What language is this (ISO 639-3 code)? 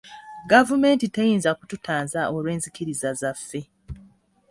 lug